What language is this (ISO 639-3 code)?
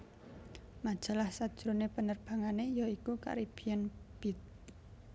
jav